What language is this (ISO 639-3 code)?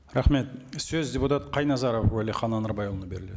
kaz